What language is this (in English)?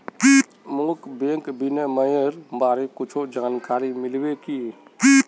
Magahi